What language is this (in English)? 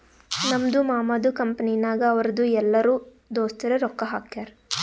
Kannada